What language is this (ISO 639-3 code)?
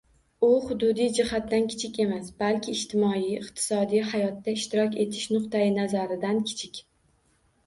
uzb